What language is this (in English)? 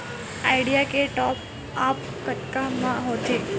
Chhattisgarhi